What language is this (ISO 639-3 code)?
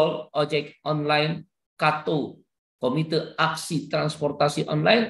ind